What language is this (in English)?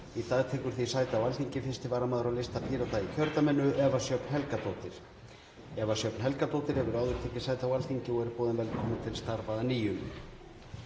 Icelandic